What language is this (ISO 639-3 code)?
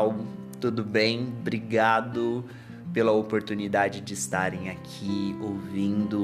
por